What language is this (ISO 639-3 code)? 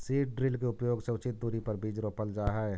mag